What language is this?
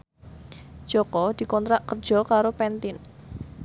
Javanese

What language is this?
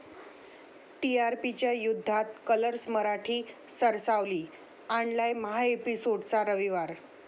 Marathi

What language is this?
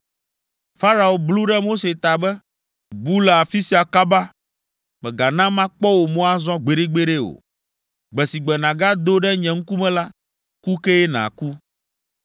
Ewe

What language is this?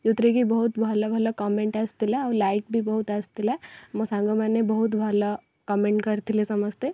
Odia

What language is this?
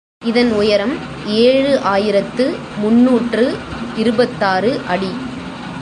Tamil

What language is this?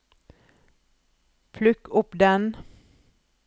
Norwegian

